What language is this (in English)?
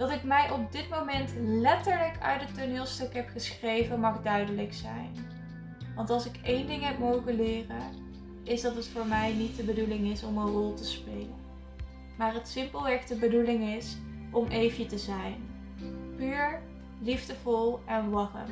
Dutch